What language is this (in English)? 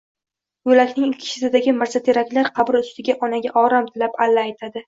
Uzbek